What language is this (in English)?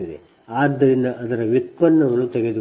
Kannada